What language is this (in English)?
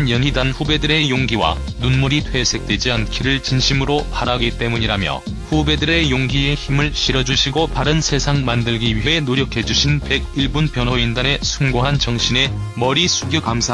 Korean